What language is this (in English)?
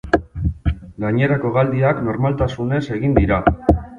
Basque